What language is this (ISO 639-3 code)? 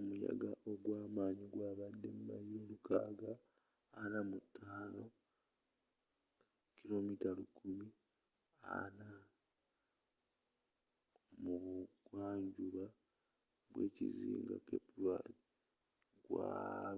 lug